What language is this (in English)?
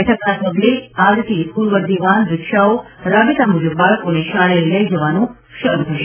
Gujarati